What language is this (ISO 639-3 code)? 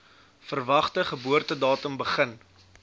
afr